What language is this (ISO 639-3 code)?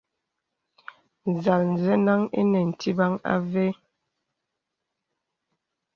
beb